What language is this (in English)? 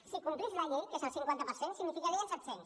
Catalan